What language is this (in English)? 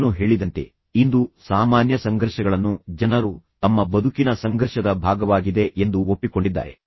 Kannada